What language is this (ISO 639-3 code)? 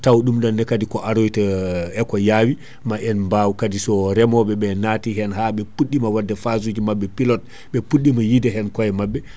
ful